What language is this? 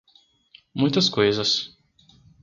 Portuguese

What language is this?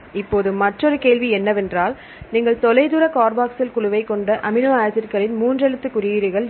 Tamil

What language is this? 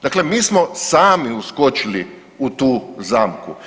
Croatian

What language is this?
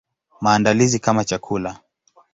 Swahili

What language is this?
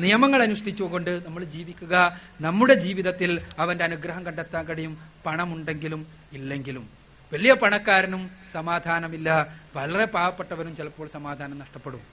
Malayalam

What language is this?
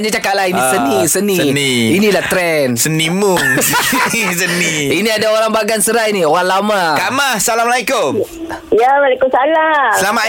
Malay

